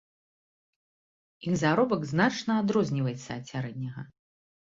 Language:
Belarusian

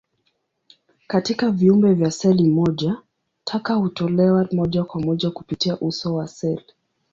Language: Swahili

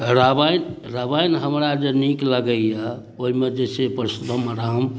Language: Maithili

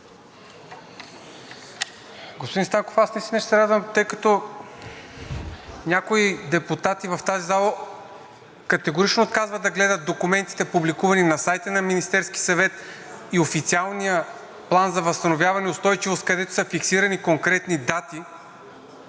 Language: Bulgarian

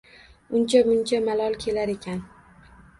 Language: Uzbek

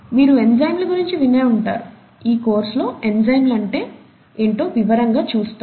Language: Telugu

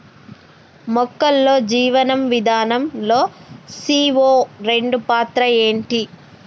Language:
Telugu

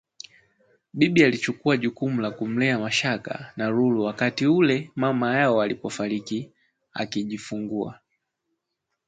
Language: Swahili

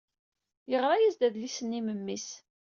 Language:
Kabyle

